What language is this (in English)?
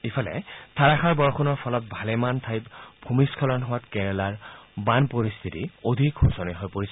Assamese